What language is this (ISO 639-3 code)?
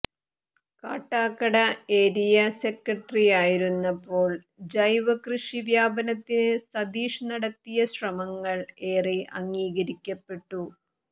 mal